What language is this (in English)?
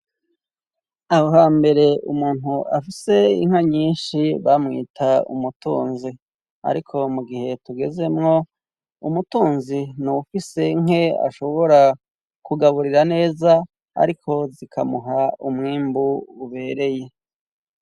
Rundi